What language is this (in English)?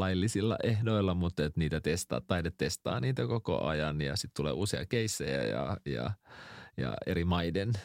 Finnish